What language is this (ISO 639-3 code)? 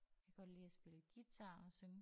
dan